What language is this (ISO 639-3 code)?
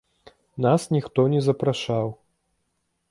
bel